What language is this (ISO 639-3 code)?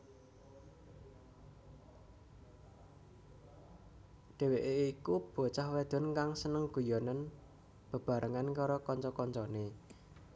jav